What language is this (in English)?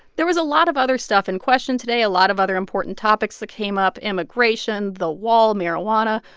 English